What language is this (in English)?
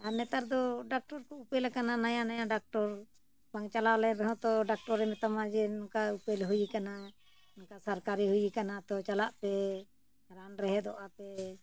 Santali